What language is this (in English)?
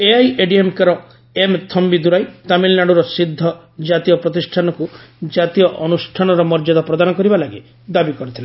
Odia